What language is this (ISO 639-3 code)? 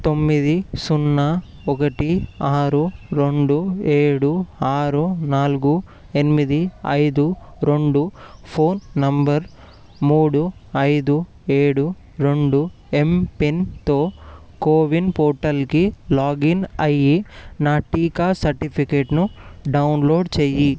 tel